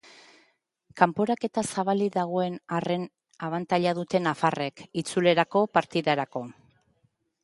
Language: Basque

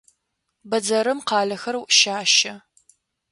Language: Adyghe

